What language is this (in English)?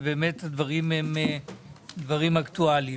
Hebrew